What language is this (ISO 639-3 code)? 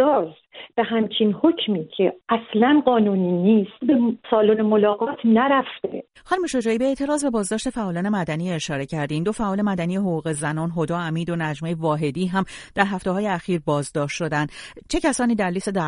fas